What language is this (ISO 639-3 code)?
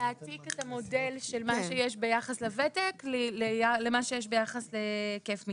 heb